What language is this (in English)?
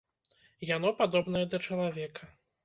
Belarusian